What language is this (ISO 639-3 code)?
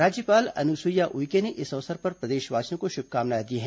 hin